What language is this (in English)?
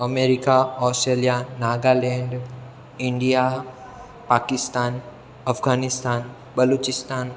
Gujarati